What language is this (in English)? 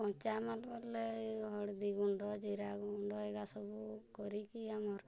Odia